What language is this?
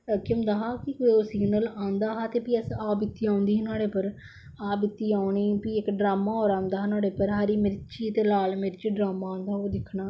Dogri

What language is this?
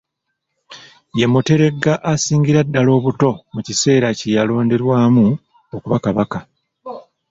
Ganda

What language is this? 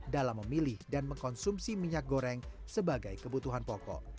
Indonesian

